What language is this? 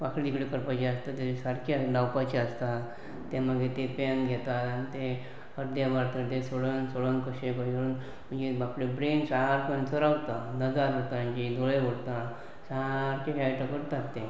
Konkani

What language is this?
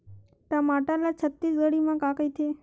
Chhattisgarhi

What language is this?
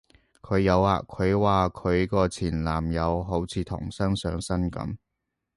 Cantonese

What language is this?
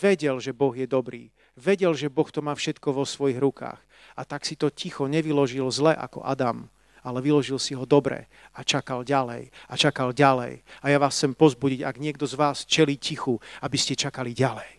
Slovak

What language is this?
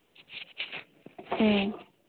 Manipuri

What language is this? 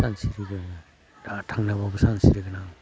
Bodo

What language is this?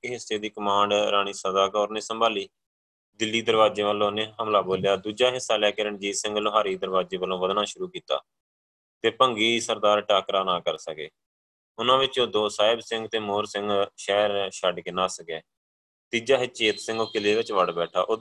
Punjabi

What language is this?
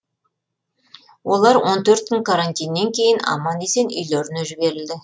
Kazakh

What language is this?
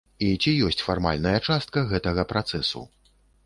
Belarusian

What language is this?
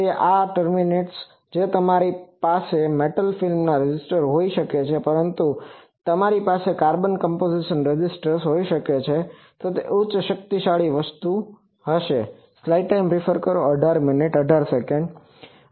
Gujarati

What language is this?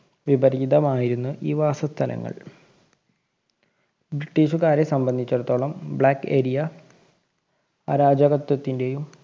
Malayalam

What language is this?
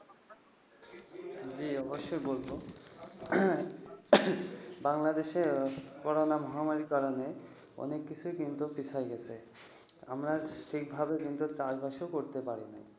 Bangla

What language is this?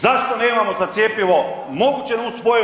Croatian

